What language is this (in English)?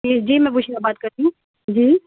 Urdu